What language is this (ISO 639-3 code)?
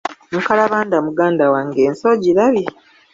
lug